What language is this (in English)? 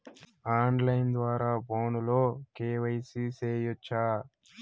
Telugu